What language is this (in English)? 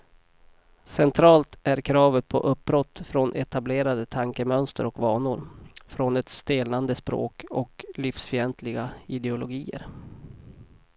Swedish